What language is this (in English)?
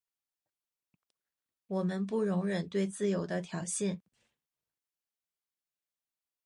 Chinese